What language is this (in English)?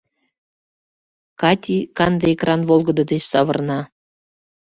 Mari